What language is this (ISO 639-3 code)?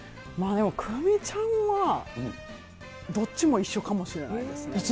jpn